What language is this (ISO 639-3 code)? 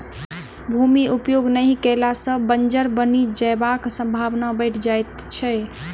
mai